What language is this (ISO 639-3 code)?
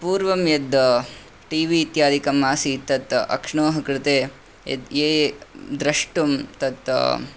san